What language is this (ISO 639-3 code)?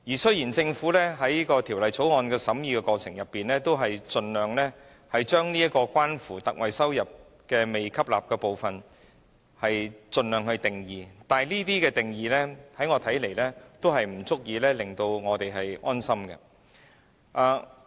yue